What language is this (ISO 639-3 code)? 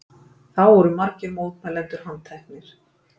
isl